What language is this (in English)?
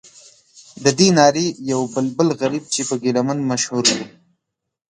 Pashto